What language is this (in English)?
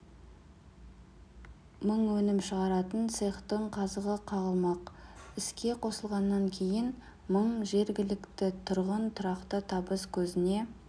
Kazakh